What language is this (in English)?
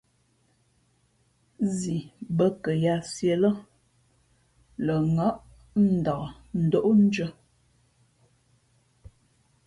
Fe'fe'